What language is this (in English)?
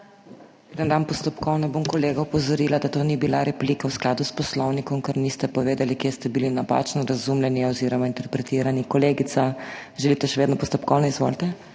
Slovenian